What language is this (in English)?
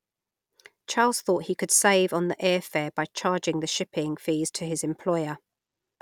English